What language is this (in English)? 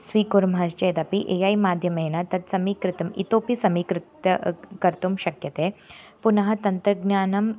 Sanskrit